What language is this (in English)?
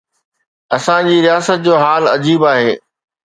Sindhi